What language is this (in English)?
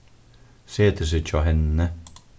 Faroese